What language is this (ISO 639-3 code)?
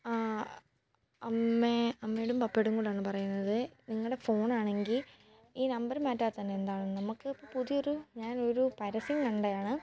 mal